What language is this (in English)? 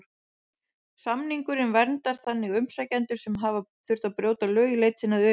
Icelandic